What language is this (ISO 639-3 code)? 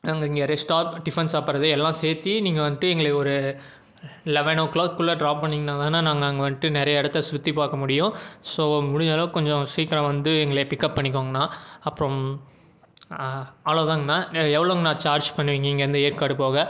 tam